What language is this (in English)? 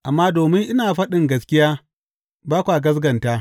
Hausa